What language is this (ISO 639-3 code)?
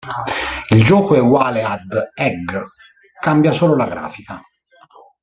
ita